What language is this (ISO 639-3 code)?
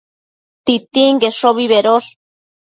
mcf